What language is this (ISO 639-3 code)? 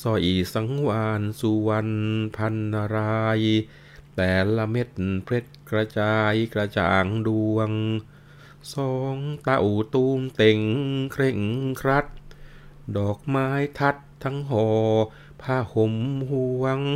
tha